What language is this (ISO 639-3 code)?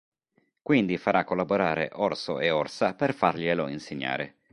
ita